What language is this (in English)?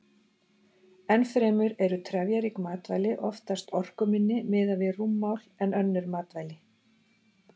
Icelandic